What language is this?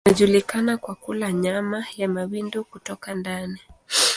Swahili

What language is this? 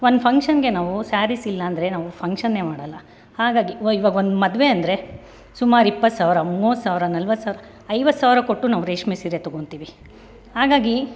Kannada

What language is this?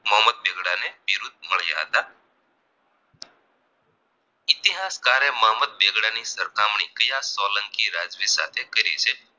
Gujarati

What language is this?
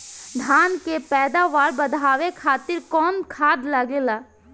Bhojpuri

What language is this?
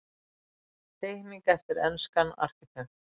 Icelandic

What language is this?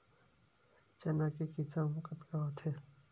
Chhattisgarhi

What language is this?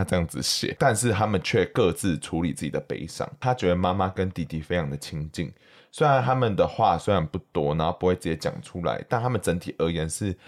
Chinese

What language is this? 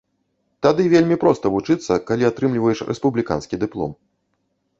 Belarusian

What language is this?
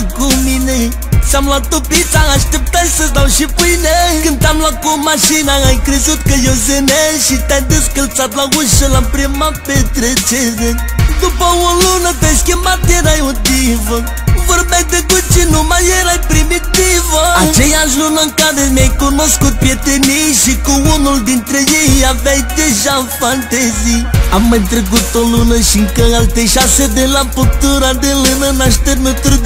Romanian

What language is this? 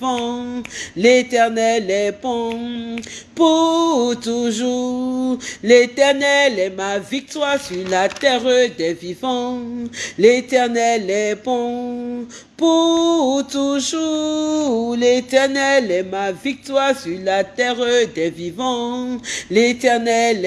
French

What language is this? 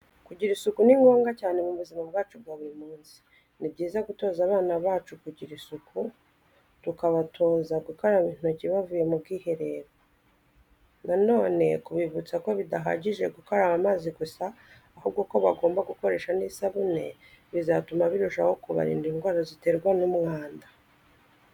Kinyarwanda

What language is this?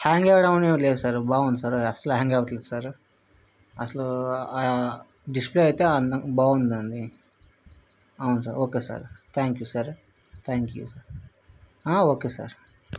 Telugu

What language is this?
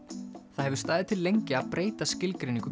Icelandic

